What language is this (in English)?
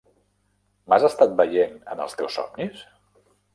Catalan